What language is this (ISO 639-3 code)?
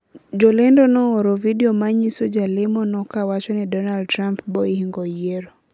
luo